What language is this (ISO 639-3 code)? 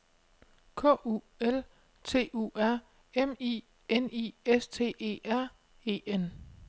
dan